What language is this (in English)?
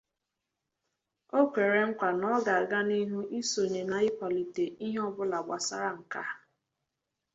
Igbo